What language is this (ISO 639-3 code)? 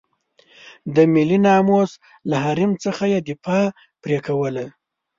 pus